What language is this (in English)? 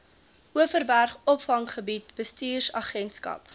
Afrikaans